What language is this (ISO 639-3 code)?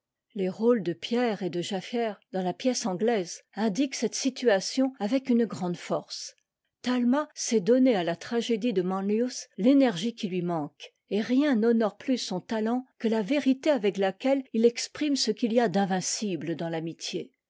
fra